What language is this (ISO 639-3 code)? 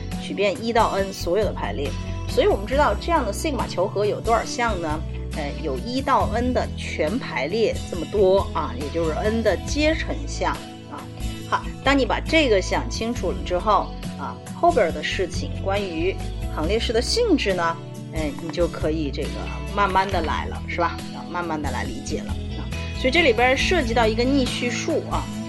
zho